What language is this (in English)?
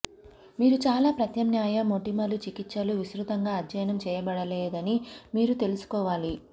Telugu